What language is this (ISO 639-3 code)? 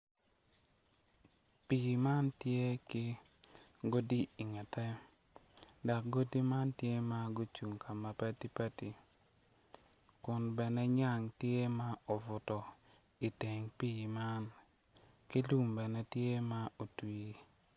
ach